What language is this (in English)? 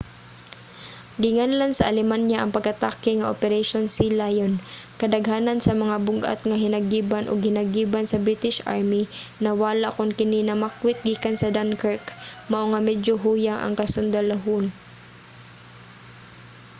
Cebuano